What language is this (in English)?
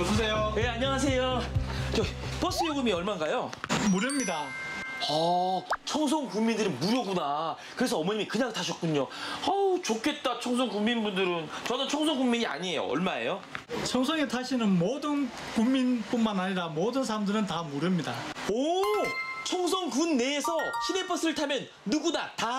Korean